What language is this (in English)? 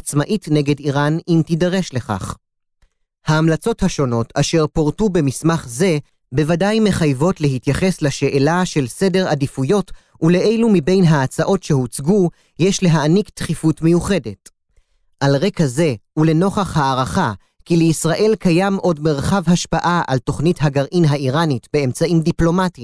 Hebrew